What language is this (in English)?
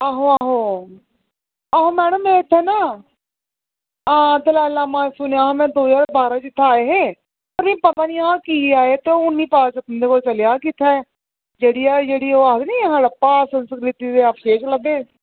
Dogri